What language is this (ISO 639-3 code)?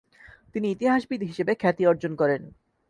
ben